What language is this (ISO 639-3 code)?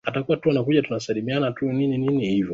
swa